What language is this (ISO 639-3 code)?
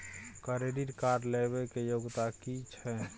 mai